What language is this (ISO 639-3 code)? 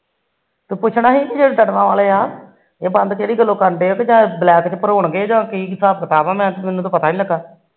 pan